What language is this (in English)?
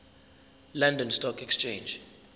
Zulu